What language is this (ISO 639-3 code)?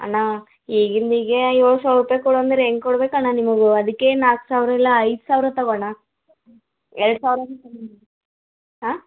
kan